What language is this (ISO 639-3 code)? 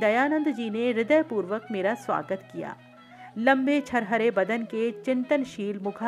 hin